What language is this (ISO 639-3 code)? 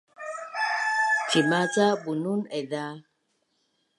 bnn